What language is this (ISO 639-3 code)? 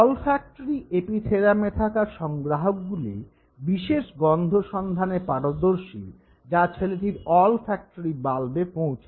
ben